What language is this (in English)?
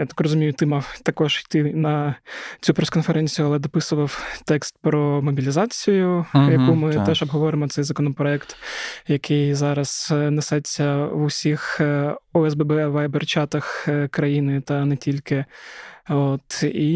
Ukrainian